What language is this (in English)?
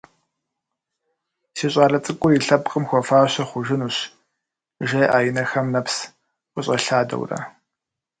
Kabardian